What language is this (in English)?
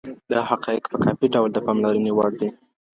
Pashto